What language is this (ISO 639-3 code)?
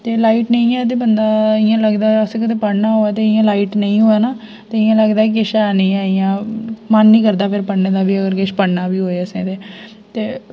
doi